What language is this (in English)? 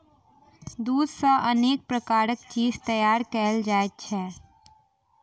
Maithili